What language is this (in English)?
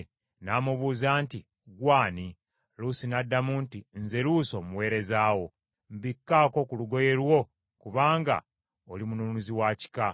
Ganda